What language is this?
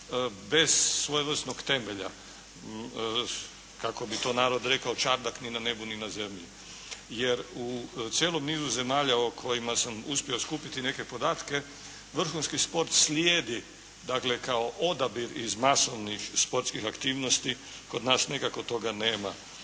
Croatian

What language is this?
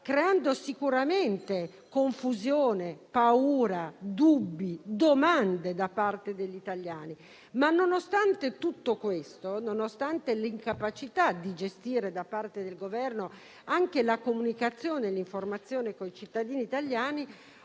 Italian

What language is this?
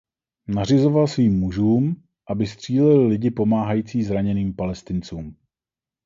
Czech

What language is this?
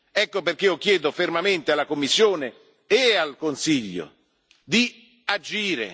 Italian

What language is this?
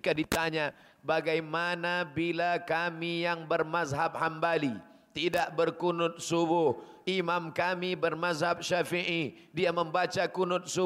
Malay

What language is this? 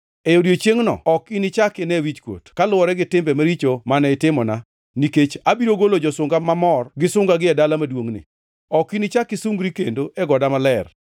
Luo (Kenya and Tanzania)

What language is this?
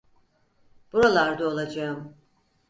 Turkish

